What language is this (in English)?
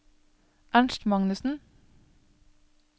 Norwegian